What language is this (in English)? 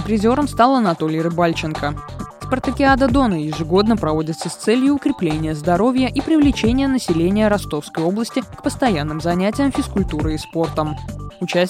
Russian